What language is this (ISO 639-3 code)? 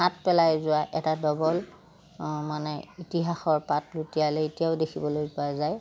asm